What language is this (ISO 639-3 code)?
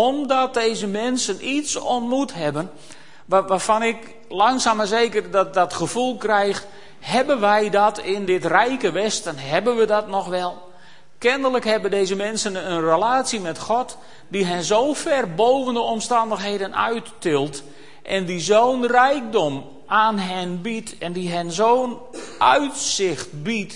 nld